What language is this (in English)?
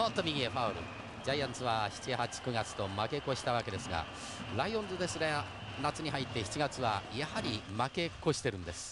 Japanese